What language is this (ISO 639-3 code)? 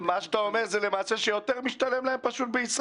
heb